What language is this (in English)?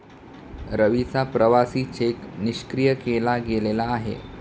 Marathi